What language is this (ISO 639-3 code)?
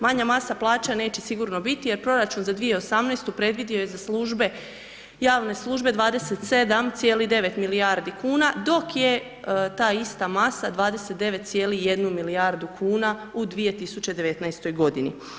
hrv